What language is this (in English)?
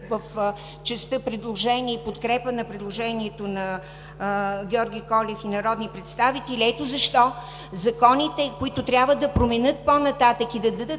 Bulgarian